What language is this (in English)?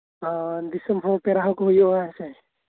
Santali